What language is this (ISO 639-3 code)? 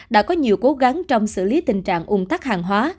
vie